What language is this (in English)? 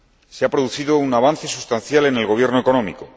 Spanish